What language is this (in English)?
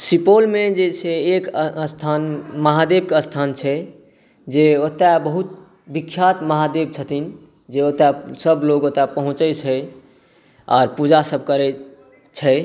Maithili